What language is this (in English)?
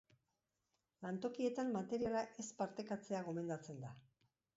Basque